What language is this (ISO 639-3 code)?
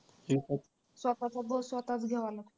mar